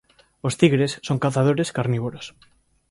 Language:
Galician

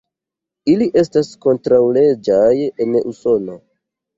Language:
Esperanto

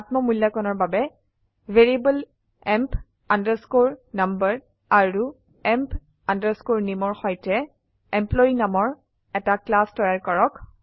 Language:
Assamese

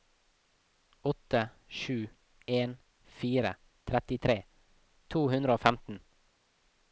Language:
Norwegian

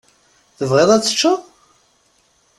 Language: Kabyle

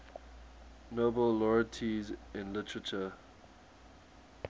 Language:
English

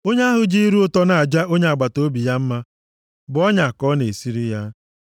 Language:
Igbo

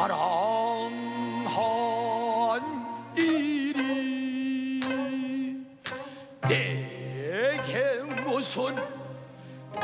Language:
Korean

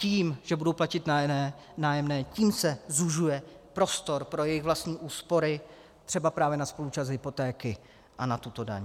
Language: Czech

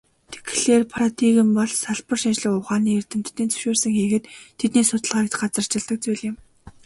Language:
Mongolian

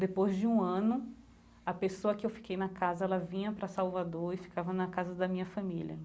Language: Portuguese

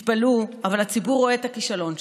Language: Hebrew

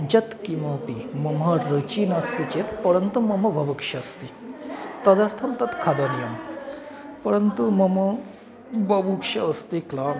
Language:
Sanskrit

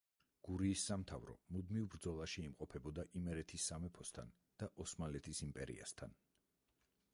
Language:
Georgian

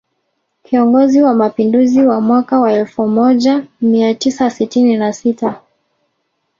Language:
Swahili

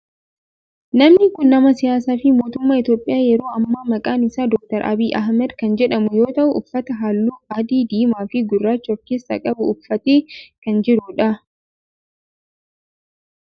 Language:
Oromo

